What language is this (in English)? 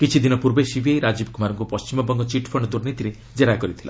Odia